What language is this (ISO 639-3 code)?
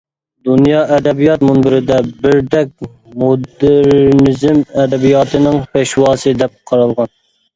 uig